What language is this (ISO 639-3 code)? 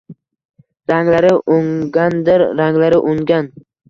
uzb